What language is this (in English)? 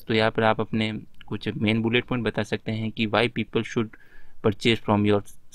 Hindi